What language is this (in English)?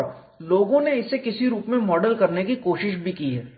Hindi